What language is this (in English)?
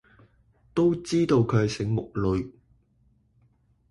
Cantonese